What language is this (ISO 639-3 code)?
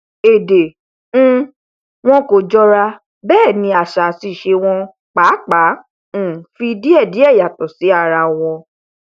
yor